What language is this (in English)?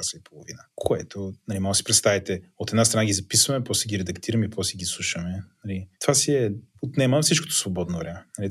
Bulgarian